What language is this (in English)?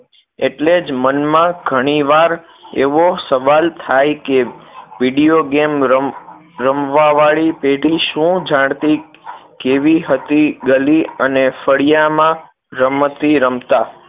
Gujarati